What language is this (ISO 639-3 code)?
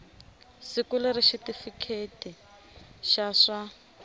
tso